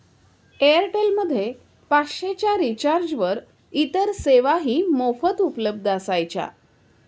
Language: Marathi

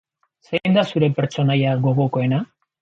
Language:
Basque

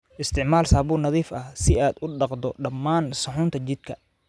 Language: Somali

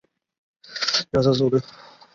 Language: Chinese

